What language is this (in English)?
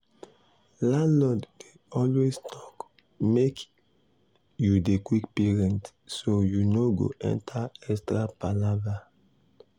Nigerian Pidgin